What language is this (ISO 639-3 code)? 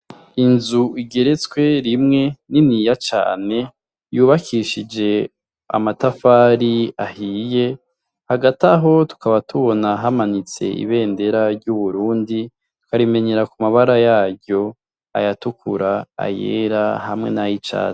run